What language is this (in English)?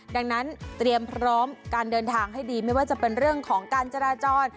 Thai